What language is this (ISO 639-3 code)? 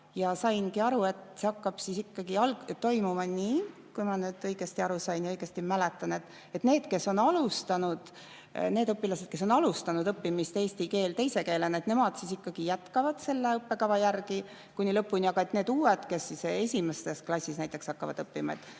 est